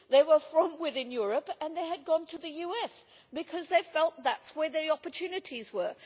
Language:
English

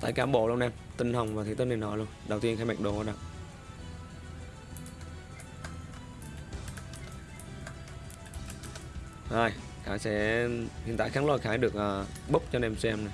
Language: Vietnamese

